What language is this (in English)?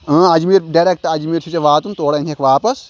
Kashmiri